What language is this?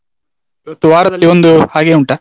Kannada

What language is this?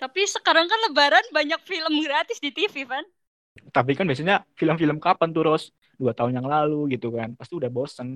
Indonesian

